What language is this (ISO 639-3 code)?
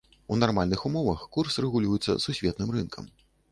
bel